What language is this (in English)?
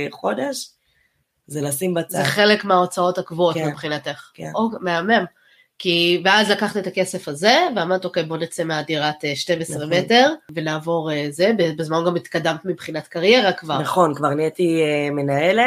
Hebrew